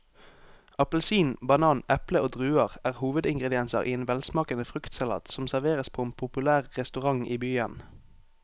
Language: Norwegian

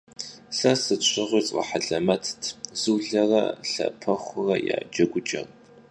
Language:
Kabardian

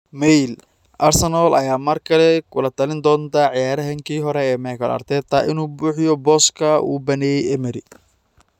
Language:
Somali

